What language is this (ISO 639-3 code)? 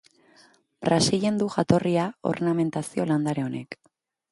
eus